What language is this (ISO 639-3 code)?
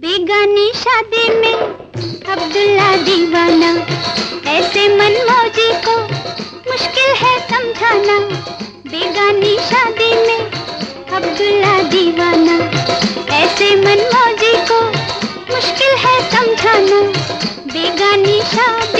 hin